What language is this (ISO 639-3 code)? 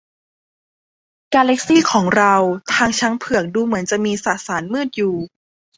tha